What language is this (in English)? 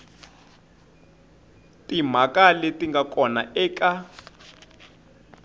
Tsonga